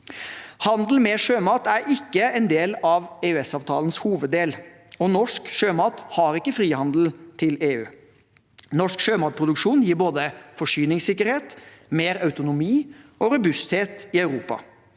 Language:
Norwegian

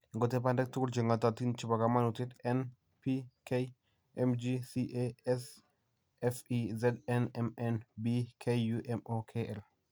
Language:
Kalenjin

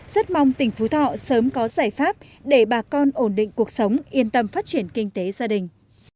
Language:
Vietnamese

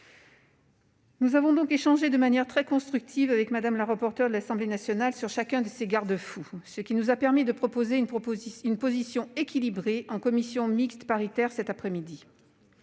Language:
French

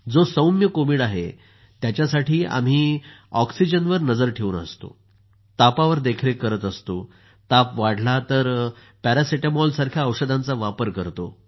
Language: Marathi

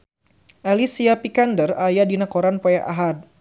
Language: Sundanese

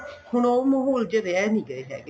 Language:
Punjabi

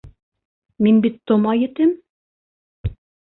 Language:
Bashkir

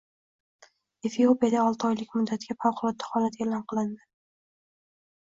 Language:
Uzbek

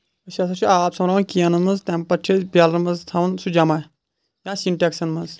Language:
Kashmiri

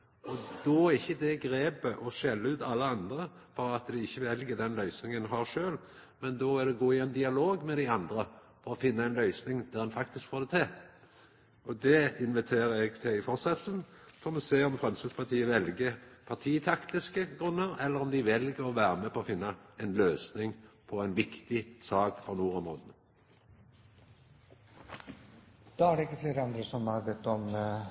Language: Norwegian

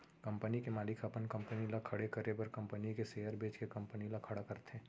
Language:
Chhattisgarhi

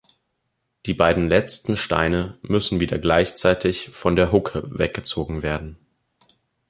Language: German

